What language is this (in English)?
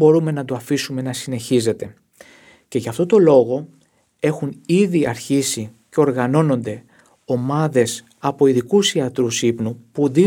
Greek